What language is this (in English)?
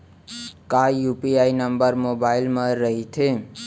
Chhattisgarhi